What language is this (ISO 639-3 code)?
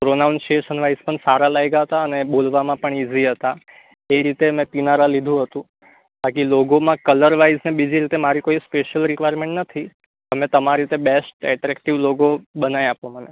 guj